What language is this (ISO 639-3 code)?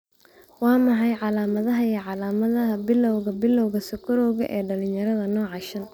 som